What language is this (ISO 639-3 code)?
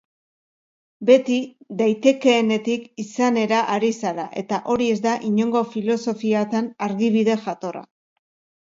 eus